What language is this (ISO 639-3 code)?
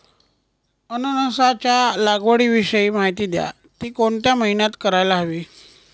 mar